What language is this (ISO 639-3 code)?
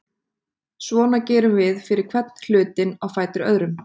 isl